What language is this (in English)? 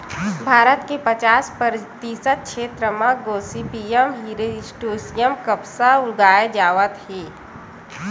Chhattisgarhi